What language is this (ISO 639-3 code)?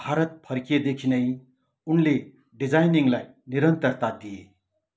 nep